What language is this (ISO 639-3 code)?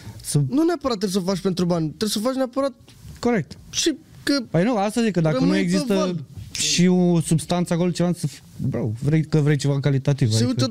ron